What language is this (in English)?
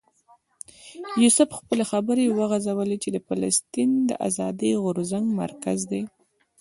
Pashto